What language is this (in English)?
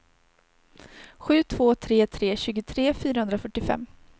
Swedish